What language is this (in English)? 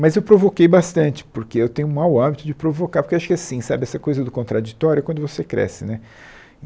Portuguese